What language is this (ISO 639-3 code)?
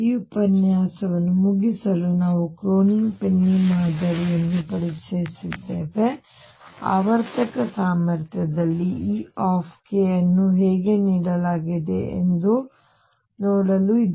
kan